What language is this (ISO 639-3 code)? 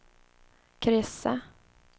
swe